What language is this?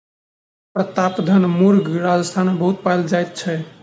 Maithili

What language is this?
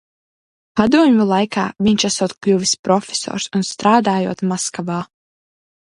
Latvian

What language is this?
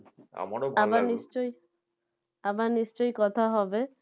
Bangla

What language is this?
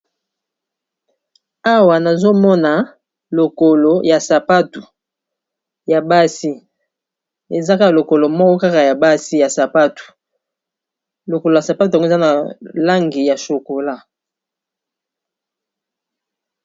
Lingala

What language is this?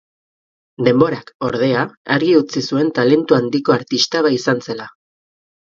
Basque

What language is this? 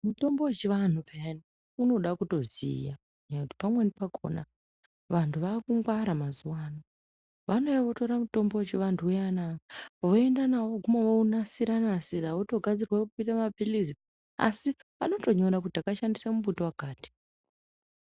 Ndau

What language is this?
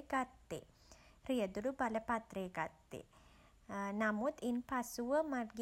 Sinhala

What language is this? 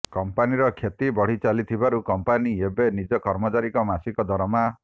Odia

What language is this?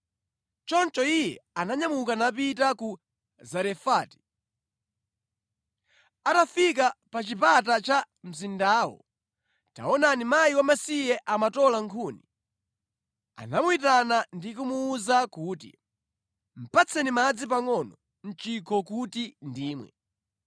Nyanja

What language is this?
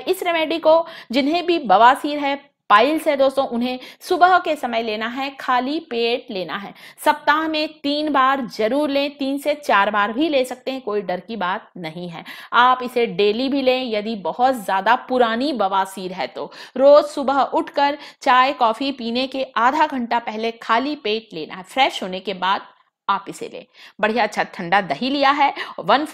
Hindi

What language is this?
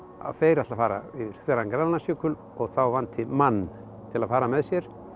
Icelandic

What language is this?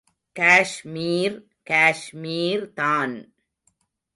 Tamil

